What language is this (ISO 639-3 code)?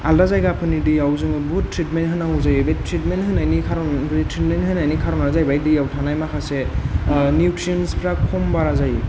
brx